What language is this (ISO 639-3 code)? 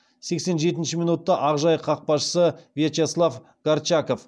kaz